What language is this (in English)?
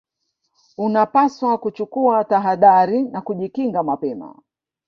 Swahili